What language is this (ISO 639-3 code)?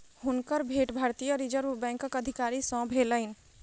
mai